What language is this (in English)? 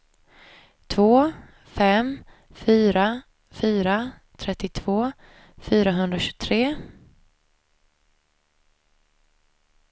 Swedish